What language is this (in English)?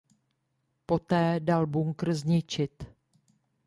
Czech